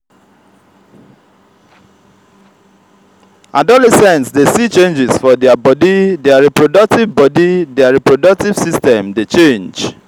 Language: Nigerian Pidgin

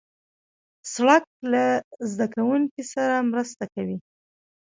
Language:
Pashto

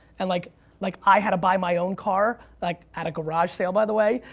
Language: English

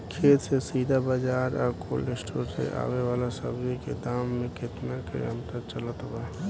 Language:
Bhojpuri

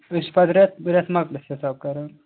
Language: Kashmiri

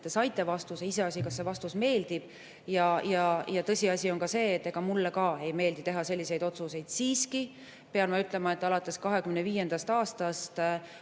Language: Estonian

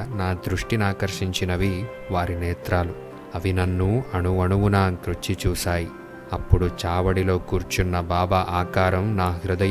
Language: Telugu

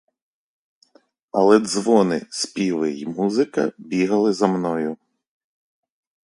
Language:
Ukrainian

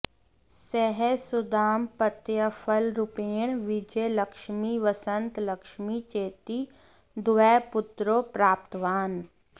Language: Sanskrit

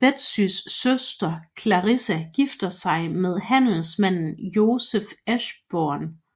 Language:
Danish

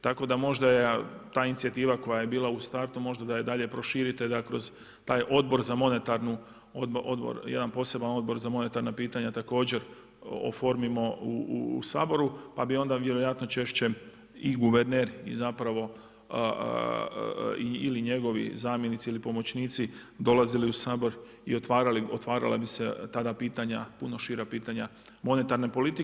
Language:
Croatian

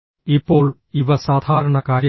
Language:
Malayalam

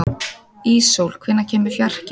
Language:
Icelandic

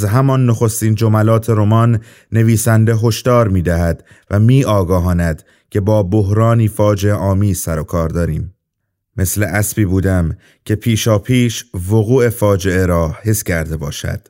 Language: Persian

